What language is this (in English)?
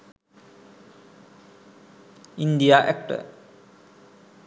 Sinhala